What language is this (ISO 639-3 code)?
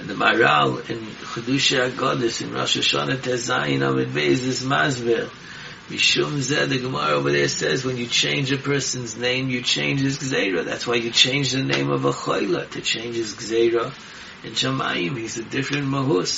eng